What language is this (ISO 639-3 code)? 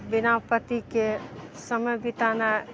mai